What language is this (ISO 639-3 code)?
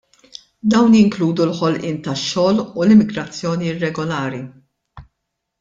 mlt